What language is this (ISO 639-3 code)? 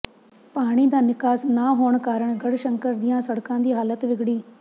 pan